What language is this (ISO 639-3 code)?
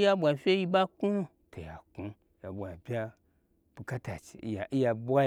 gbr